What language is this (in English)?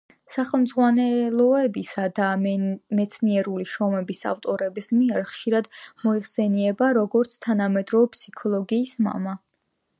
Georgian